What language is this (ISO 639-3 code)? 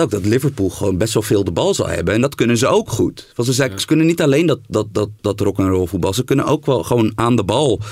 nld